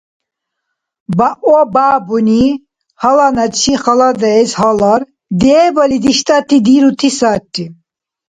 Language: Dargwa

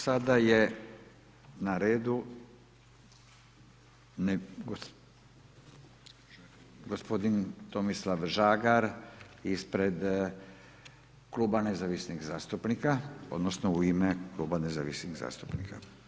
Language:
Croatian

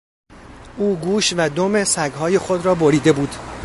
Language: Persian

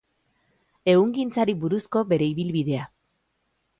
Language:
Basque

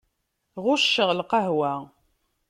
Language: Kabyle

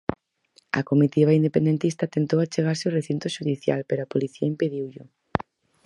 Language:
Galician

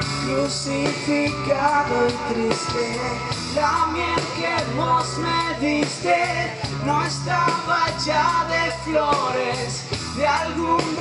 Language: Polish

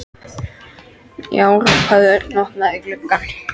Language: Icelandic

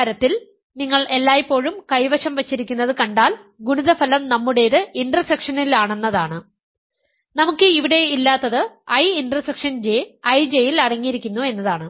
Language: Malayalam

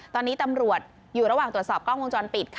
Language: Thai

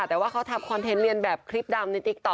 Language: Thai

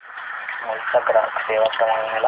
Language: Marathi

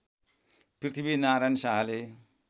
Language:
Nepali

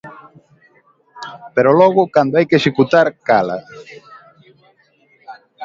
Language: Galician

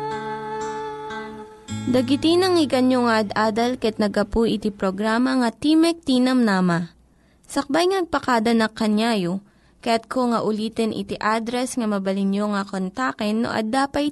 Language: Filipino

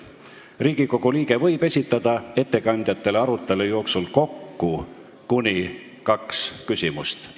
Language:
Estonian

